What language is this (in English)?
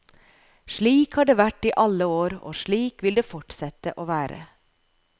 Norwegian